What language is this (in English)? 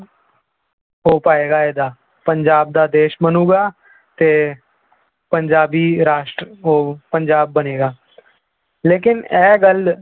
Punjabi